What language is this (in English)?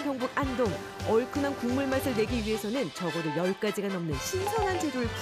Korean